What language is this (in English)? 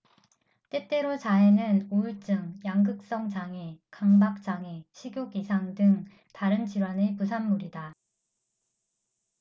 Korean